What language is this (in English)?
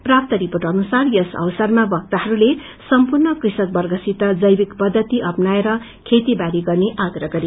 Nepali